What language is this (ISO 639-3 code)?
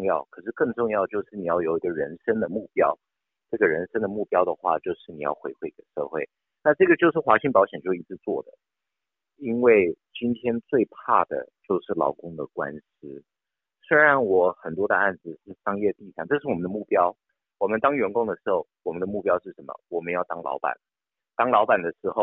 zho